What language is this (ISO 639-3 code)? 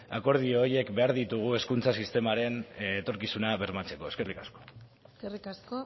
eus